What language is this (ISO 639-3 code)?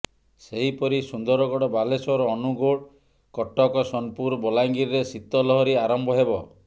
ori